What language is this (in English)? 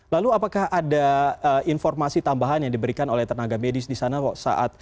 Indonesian